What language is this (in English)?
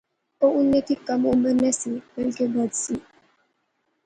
Pahari-Potwari